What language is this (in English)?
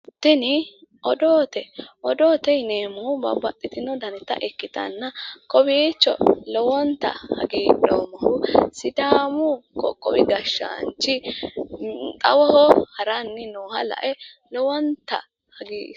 Sidamo